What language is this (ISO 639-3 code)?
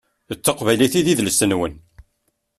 kab